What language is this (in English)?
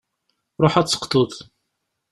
Kabyle